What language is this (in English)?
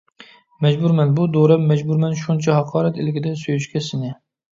Uyghur